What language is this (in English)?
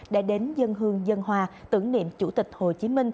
Vietnamese